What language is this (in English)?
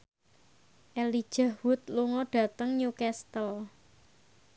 Javanese